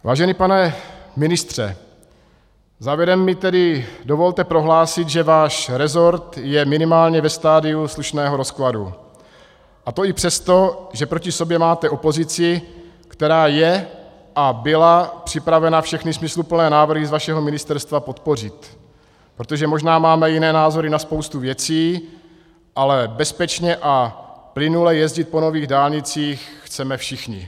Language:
Czech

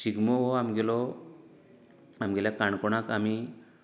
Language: Konkani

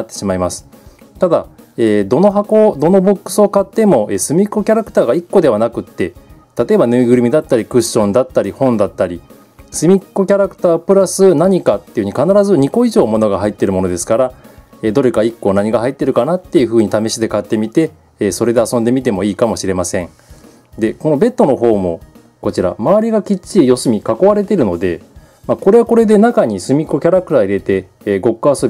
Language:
Japanese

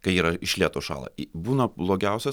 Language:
Lithuanian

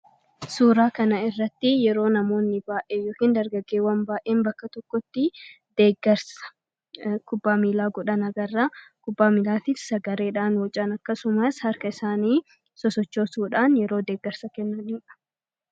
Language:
Oromo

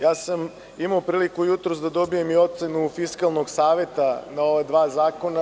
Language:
Serbian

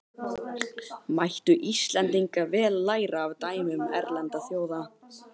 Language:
Icelandic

